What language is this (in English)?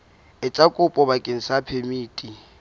Southern Sotho